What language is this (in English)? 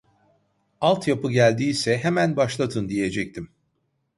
Turkish